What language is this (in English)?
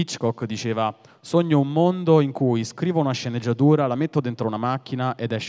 Italian